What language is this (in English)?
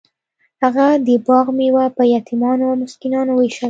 Pashto